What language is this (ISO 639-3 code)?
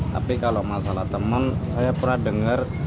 ind